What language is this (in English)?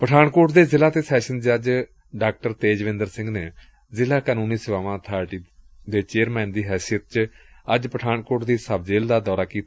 Punjabi